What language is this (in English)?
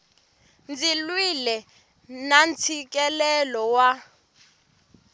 Tsonga